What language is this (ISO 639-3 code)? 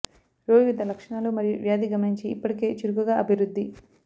tel